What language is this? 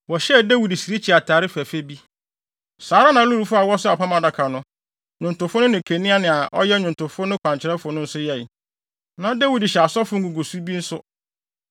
Akan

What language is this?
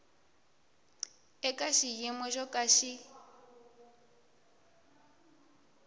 Tsonga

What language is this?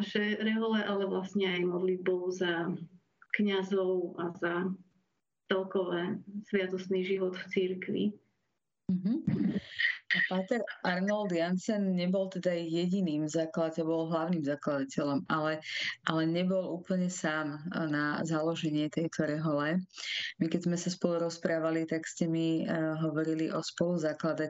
Slovak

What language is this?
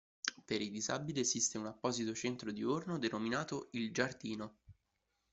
Italian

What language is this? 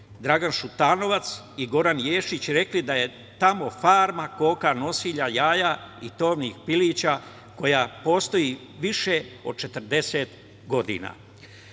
Serbian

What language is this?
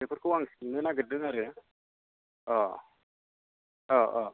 Bodo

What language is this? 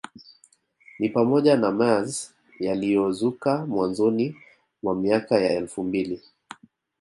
Swahili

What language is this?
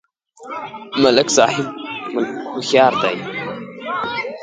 Pashto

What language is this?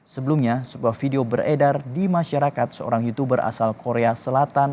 Indonesian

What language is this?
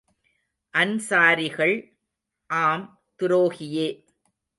Tamil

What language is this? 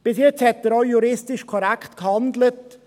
Swiss German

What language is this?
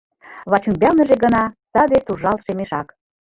Mari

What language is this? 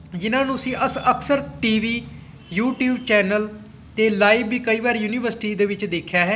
Punjabi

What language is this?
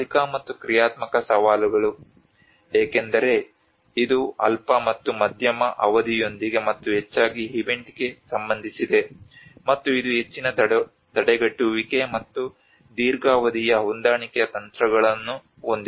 Kannada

